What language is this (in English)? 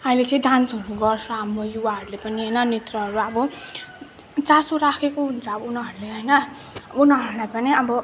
Nepali